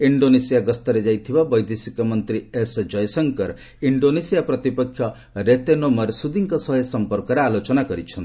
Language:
Odia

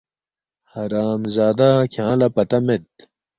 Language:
Balti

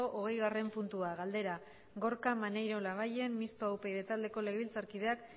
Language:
Basque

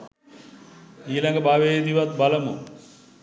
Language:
Sinhala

